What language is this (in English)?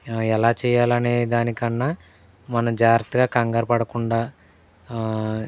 Telugu